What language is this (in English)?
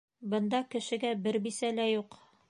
Bashkir